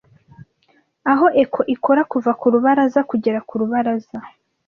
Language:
Kinyarwanda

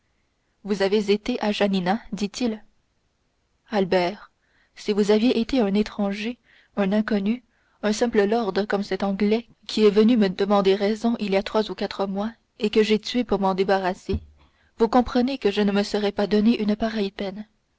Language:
French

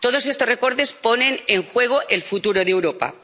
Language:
Spanish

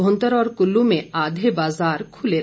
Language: Hindi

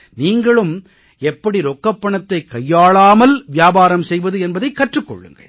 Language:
Tamil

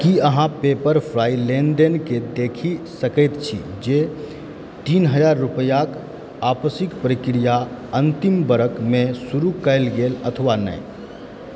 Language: Maithili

